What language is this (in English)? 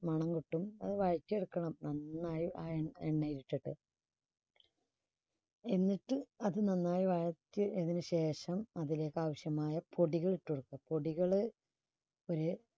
Malayalam